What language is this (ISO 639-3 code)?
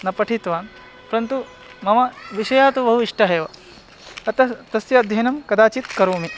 san